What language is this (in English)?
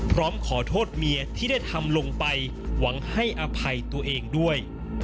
Thai